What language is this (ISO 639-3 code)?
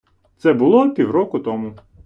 ukr